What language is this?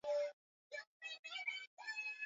Swahili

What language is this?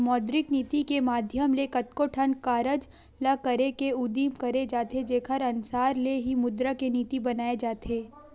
Chhattisgarhi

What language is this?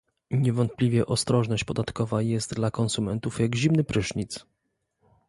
Polish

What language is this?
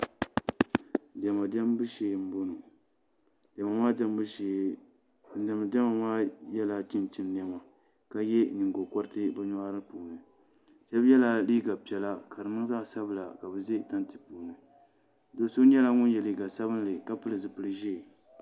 Dagbani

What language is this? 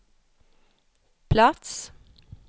Swedish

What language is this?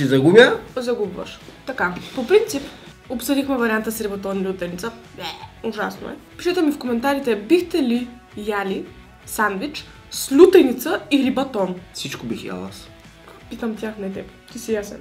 Bulgarian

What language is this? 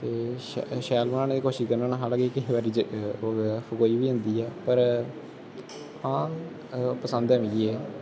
Dogri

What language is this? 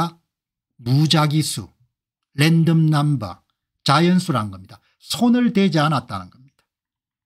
Korean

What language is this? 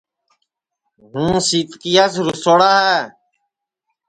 Sansi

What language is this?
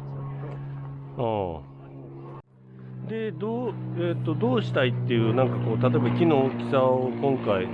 Japanese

